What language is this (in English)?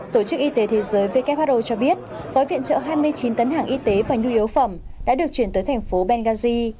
Vietnamese